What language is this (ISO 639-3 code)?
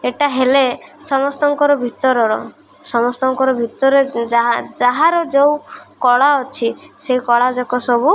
ori